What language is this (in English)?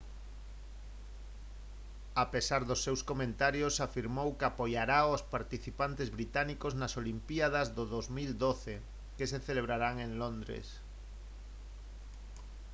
Galician